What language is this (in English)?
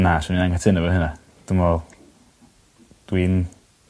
Welsh